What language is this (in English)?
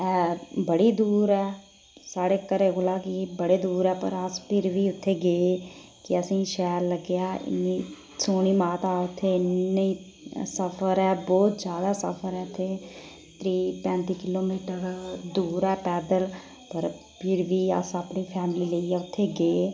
Dogri